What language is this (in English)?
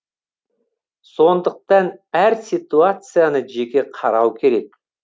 Kazakh